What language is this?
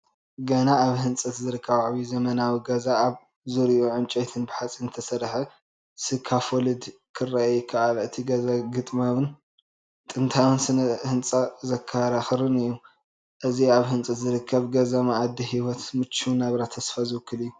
Tigrinya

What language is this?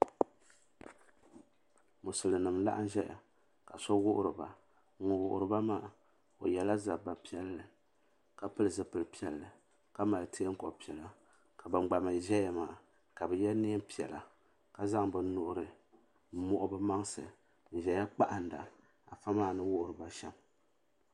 Dagbani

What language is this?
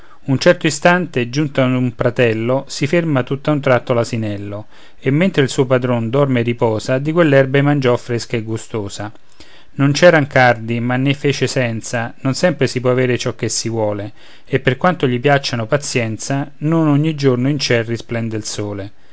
Italian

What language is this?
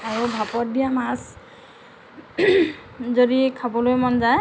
Assamese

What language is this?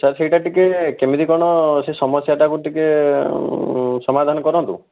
Odia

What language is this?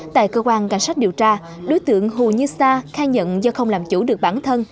Vietnamese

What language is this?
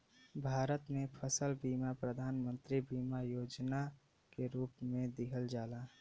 Bhojpuri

